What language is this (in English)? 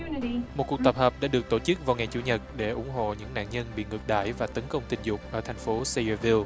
Vietnamese